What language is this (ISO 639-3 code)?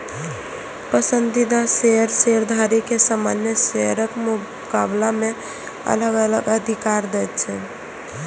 mai